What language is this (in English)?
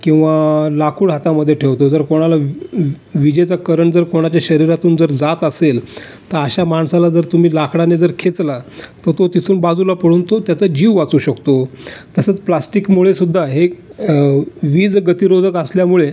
Marathi